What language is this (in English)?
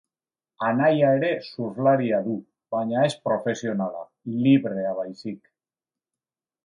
Basque